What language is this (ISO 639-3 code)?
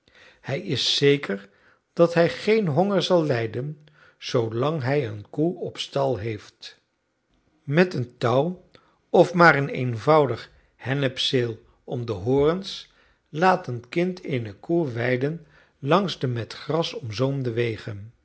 nld